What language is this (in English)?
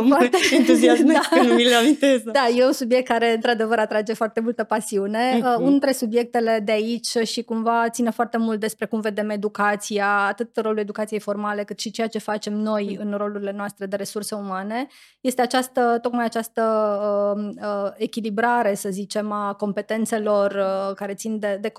Romanian